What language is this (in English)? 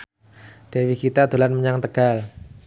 Javanese